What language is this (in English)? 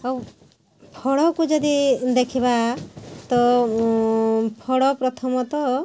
Odia